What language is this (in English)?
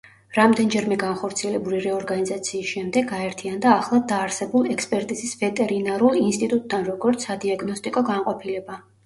Georgian